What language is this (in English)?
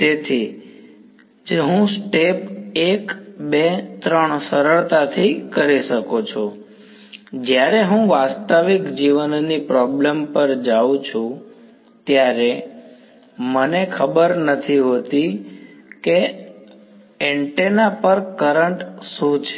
Gujarati